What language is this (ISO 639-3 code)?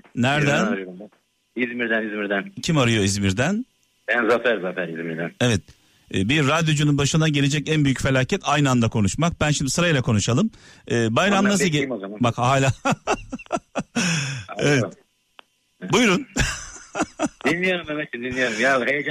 tur